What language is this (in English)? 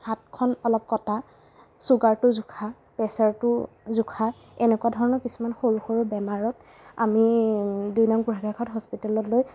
Assamese